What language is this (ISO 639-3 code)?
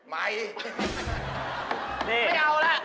tha